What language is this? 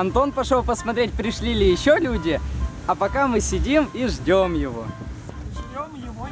Russian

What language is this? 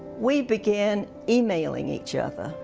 English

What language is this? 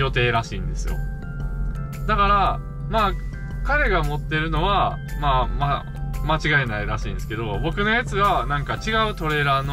Japanese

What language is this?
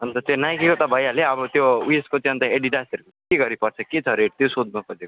Nepali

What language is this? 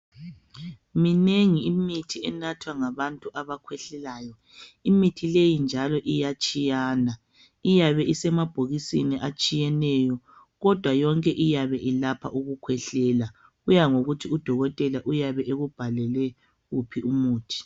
North Ndebele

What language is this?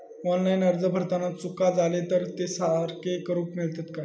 Marathi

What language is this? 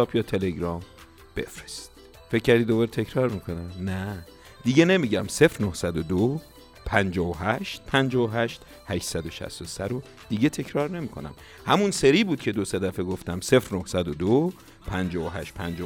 Persian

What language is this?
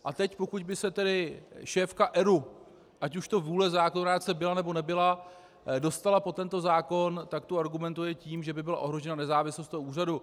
Czech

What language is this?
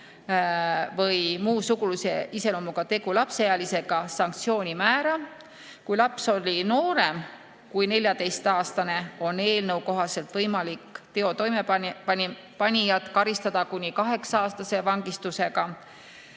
Estonian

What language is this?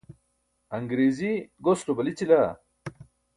Burushaski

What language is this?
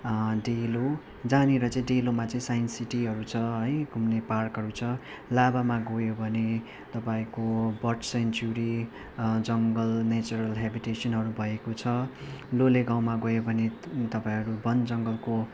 Nepali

